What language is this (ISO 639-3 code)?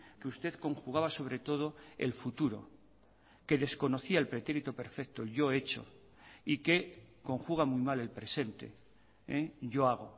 spa